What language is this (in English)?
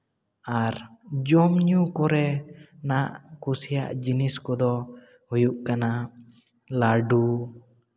Santali